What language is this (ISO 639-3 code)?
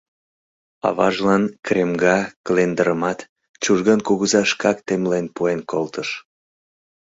chm